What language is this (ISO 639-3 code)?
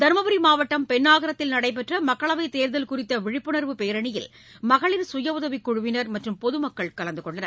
tam